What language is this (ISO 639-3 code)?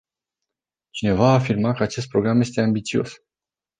ron